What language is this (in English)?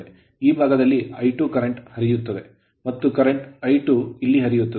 Kannada